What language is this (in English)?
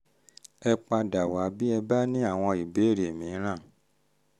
Yoruba